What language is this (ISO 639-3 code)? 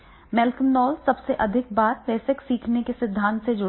hin